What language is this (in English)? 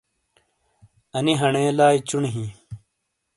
Shina